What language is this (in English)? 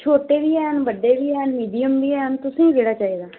Dogri